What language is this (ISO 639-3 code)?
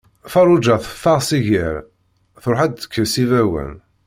kab